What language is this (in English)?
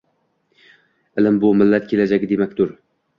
Uzbek